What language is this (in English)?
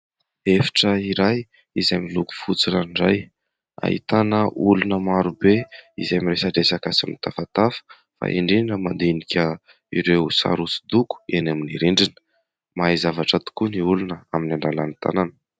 Malagasy